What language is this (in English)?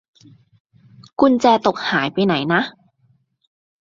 Thai